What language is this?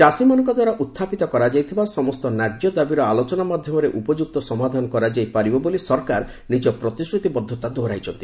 Odia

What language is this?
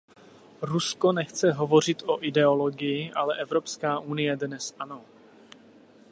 Czech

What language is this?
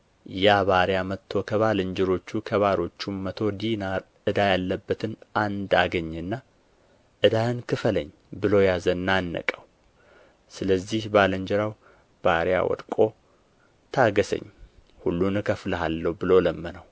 Amharic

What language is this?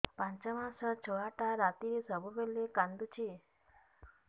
Odia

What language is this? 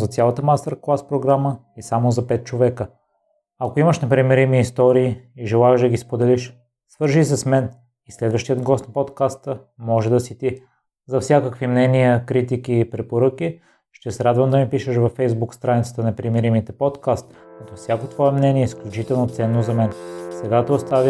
Bulgarian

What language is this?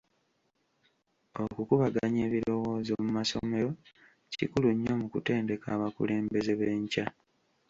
Ganda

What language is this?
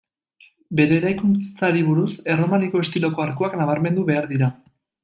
Basque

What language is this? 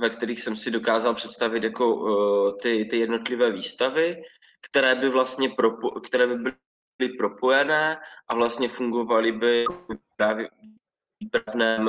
Czech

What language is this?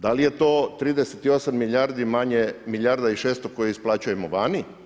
Croatian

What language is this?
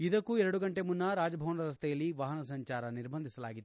Kannada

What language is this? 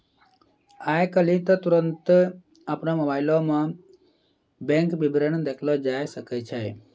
Maithili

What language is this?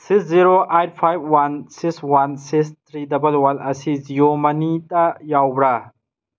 Manipuri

